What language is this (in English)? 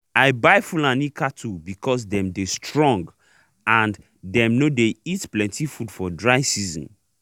Nigerian Pidgin